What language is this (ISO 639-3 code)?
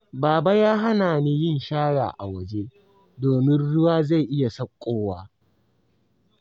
hau